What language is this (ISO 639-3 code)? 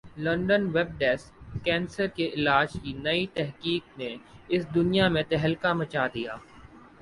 urd